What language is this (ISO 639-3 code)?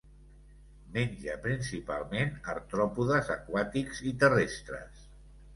cat